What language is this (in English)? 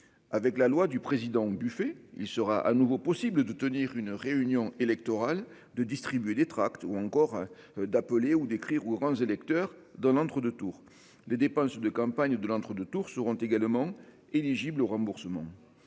French